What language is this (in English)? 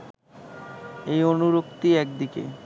Bangla